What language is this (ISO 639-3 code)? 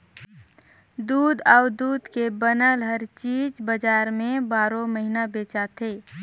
hne